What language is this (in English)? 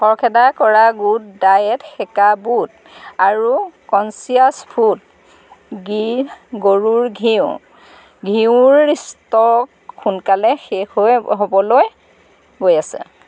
Assamese